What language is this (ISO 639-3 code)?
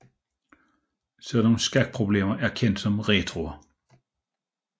dan